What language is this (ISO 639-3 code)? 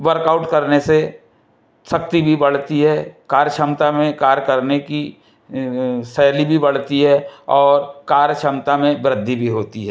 hin